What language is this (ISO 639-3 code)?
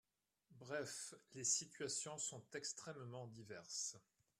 fra